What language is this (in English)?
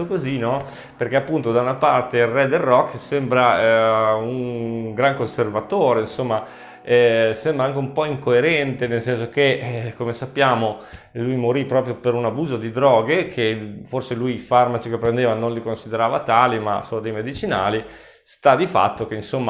Italian